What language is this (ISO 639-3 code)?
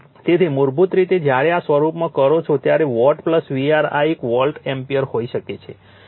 guj